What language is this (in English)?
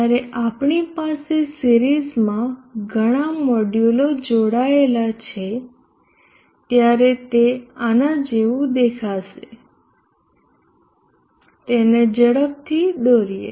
Gujarati